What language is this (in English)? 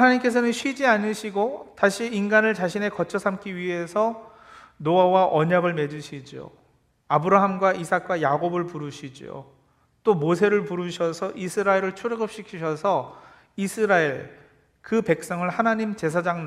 Korean